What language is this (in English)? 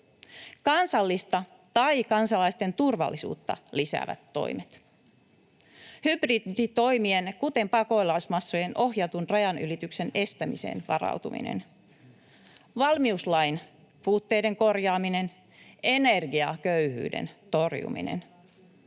Finnish